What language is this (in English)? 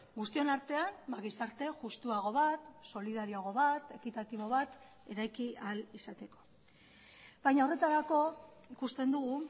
Basque